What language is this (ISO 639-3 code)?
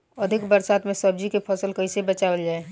bho